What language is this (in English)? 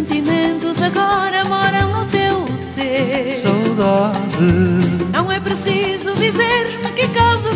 Portuguese